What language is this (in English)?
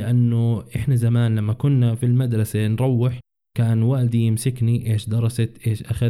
Arabic